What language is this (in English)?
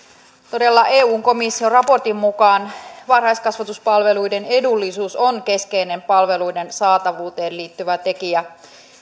Finnish